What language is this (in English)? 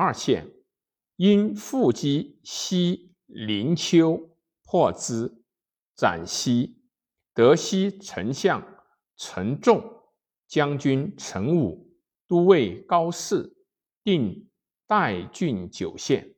Chinese